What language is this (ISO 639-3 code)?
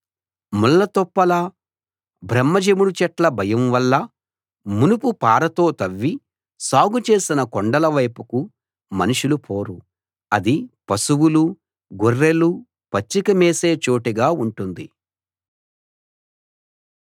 tel